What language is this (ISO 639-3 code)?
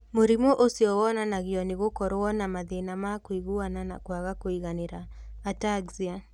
kik